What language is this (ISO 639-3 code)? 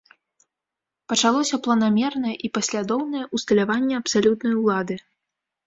bel